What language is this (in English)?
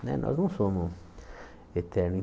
Portuguese